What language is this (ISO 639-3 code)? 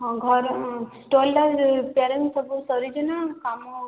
ori